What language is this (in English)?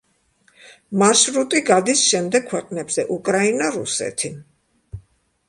Georgian